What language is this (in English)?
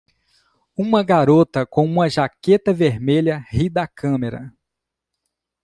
Portuguese